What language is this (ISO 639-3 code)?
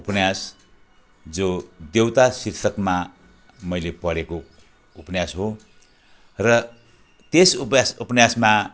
nep